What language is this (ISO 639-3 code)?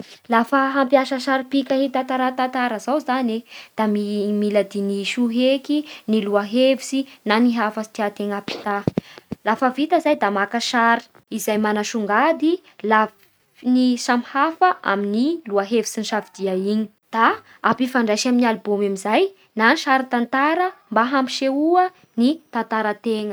bhr